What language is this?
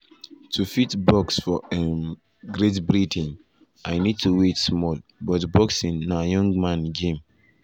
Nigerian Pidgin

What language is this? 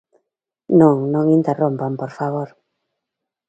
Galician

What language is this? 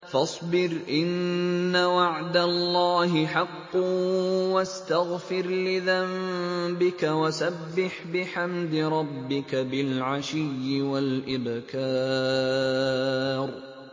Arabic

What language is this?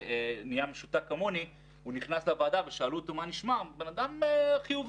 Hebrew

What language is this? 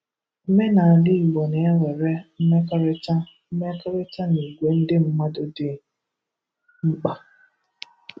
Igbo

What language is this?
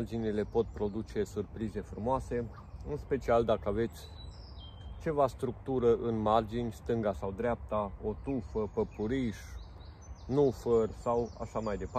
Romanian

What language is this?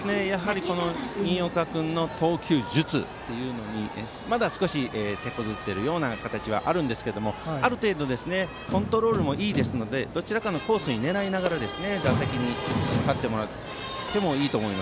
Japanese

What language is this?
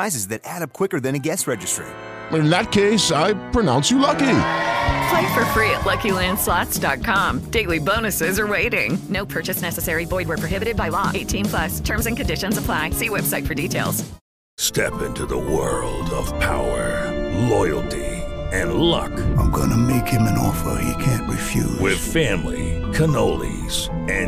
Spanish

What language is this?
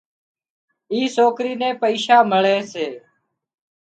Wadiyara Koli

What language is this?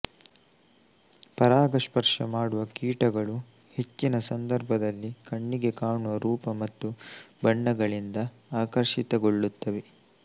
Kannada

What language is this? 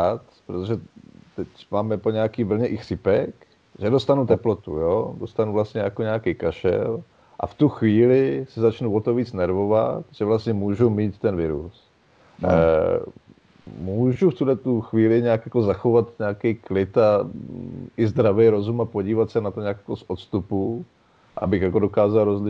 Czech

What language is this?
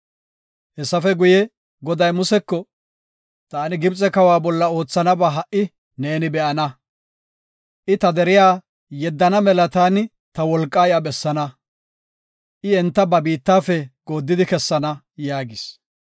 Gofa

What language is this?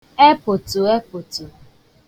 Igbo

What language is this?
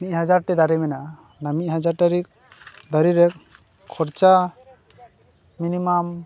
Santali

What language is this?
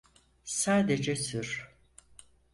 Turkish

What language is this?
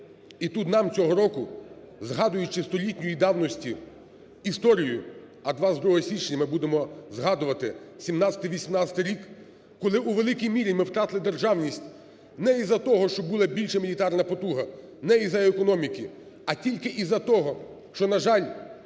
Ukrainian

